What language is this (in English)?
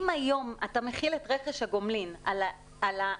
Hebrew